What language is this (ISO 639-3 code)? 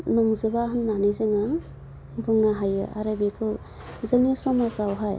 brx